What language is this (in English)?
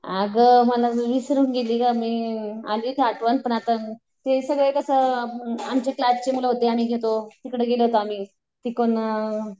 Marathi